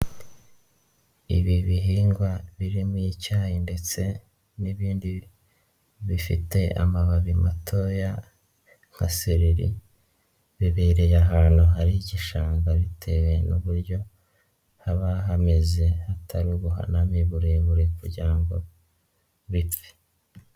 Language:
Kinyarwanda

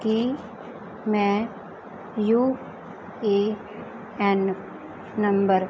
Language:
Punjabi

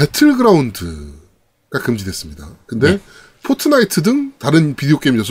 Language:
Korean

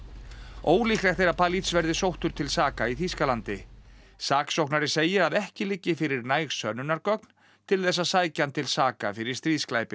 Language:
Icelandic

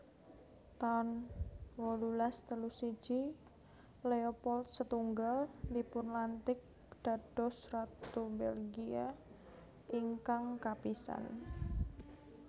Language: Javanese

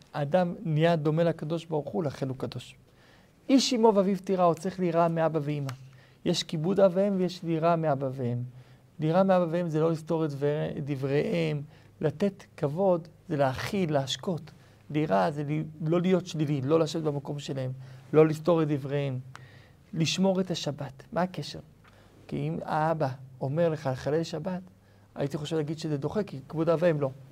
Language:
Hebrew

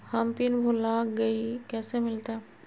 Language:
Magahi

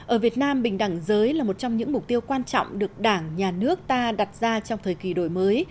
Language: Vietnamese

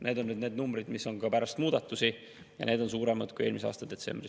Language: Estonian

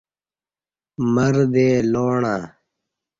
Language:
Kati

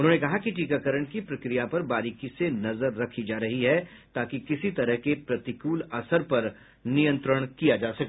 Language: Hindi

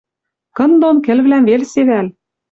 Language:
Western Mari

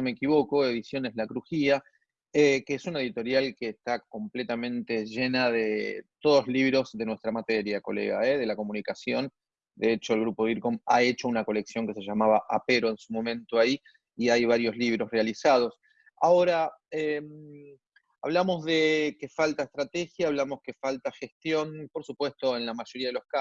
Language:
Spanish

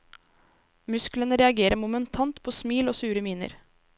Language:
Norwegian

